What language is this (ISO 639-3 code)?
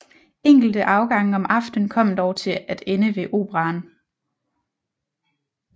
dan